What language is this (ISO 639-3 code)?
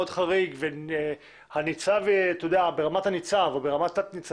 heb